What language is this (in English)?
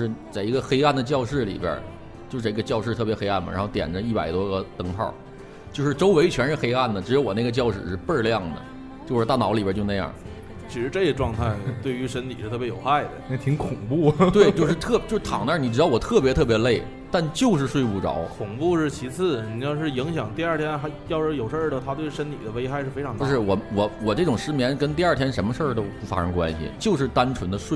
Chinese